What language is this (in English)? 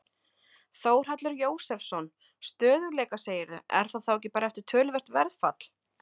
Icelandic